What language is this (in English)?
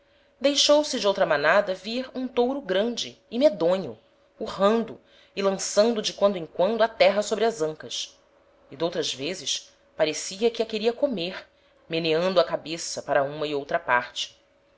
Portuguese